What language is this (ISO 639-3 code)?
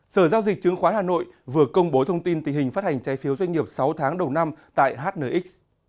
vie